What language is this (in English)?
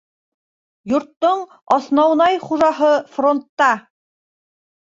Bashkir